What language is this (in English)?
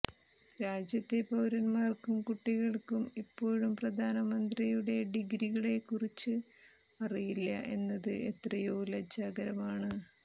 Malayalam